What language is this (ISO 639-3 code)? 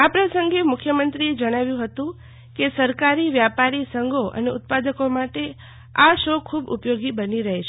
guj